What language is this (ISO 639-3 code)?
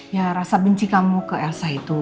ind